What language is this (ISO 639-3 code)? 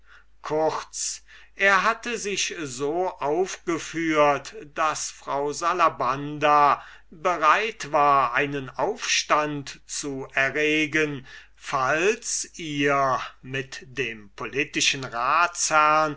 deu